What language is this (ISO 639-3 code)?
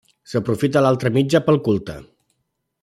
cat